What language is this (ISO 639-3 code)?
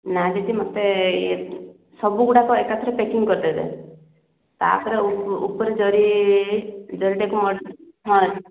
ori